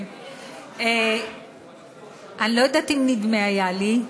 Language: Hebrew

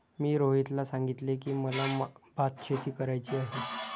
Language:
Marathi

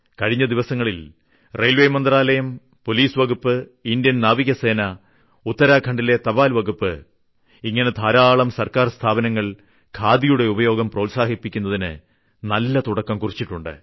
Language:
Malayalam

